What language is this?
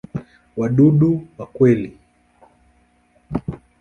Swahili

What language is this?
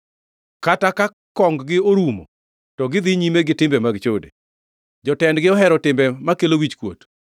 Luo (Kenya and Tanzania)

